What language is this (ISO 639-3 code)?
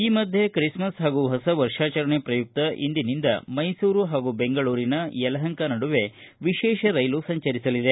kan